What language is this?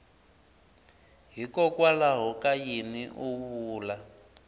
Tsonga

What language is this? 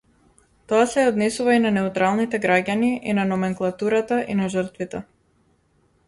Macedonian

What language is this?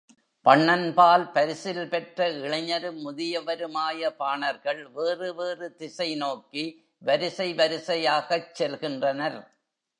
Tamil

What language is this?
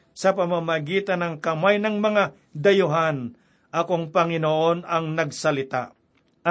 Filipino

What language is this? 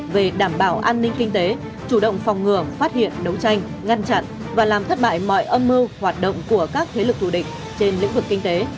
Vietnamese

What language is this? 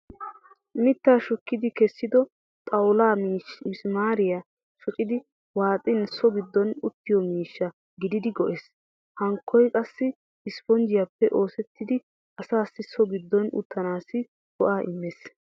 Wolaytta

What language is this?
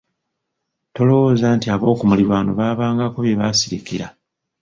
Ganda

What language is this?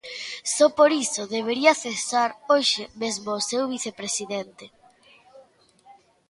Galician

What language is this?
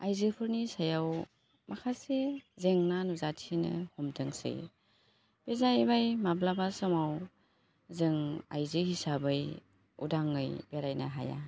Bodo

